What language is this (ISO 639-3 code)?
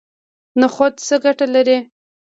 pus